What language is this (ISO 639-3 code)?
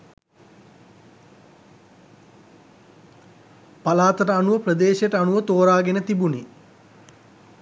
sin